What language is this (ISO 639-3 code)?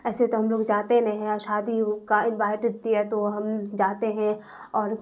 urd